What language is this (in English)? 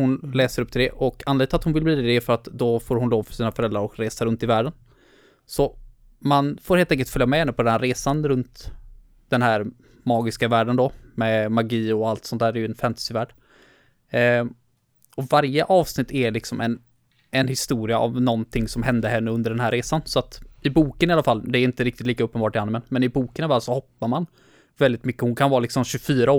Swedish